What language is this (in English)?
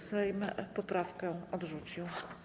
Polish